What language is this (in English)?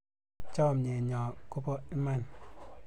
Kalenjin